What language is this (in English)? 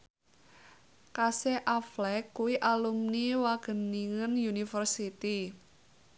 Javanese